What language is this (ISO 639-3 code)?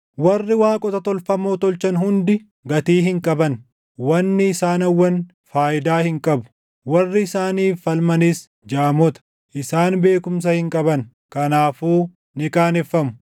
orm